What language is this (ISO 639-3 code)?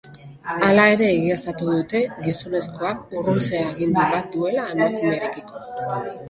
eus